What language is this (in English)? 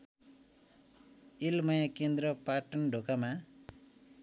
Nepali